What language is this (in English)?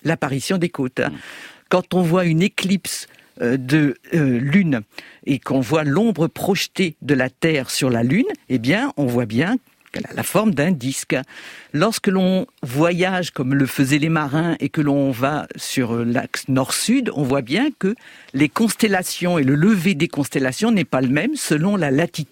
French